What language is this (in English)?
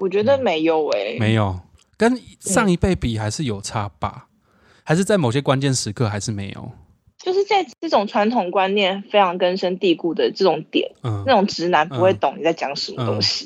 Chinese